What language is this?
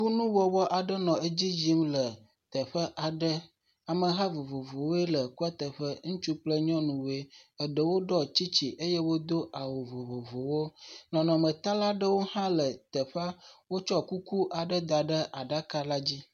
Ewe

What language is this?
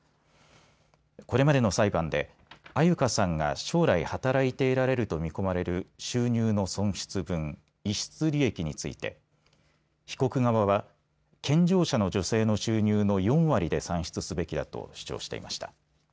Japanese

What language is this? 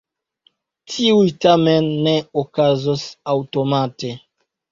Esperanto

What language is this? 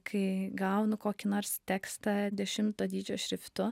Lithuanian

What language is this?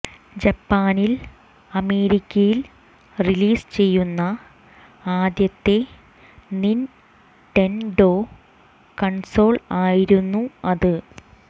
Malayalam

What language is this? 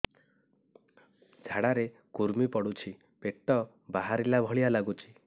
Odia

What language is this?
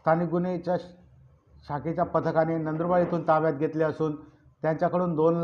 Marathi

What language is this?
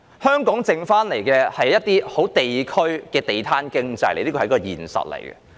Cantonese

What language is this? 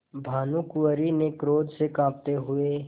Hindi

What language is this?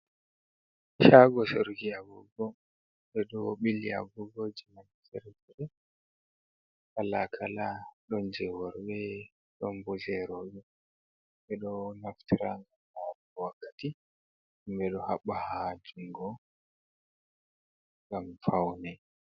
Fula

